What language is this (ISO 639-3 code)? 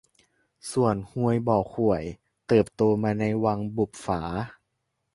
tha